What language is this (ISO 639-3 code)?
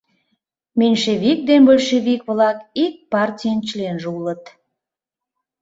chm